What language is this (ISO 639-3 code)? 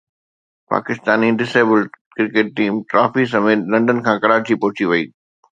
snd